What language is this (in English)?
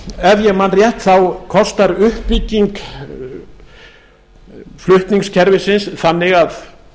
Icelandic